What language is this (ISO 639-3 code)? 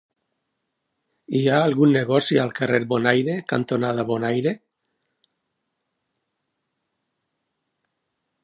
cat